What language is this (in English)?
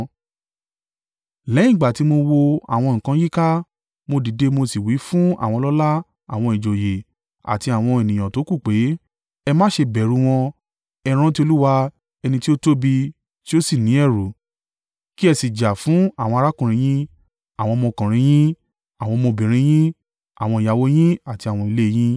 Yoruba